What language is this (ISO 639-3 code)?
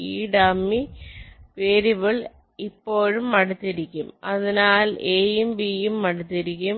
mal